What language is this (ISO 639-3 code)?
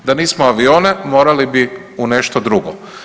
hrv